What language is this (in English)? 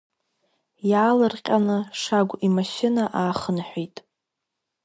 Abkhazian